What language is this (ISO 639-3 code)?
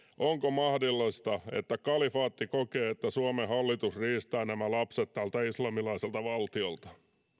fin